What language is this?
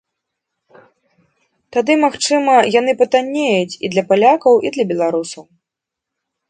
Belarusian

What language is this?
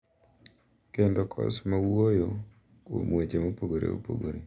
Luo (Kenya and Tanzania)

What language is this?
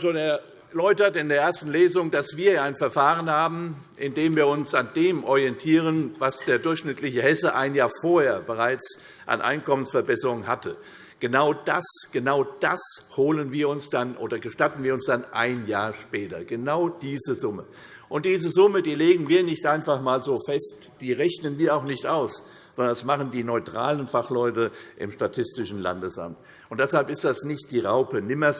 German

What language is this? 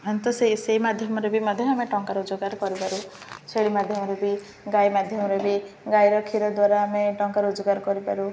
Odia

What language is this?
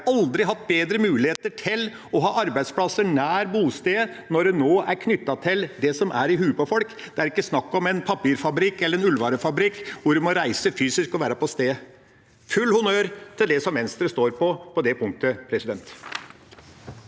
Norwegian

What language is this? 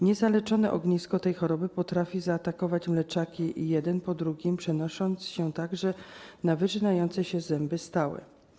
Polish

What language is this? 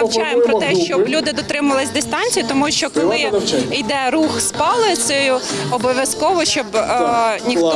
Ukrainian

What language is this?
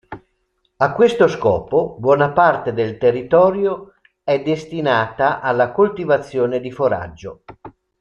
Italian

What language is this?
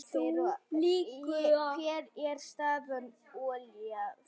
Icelandic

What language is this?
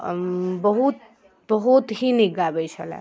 Maithili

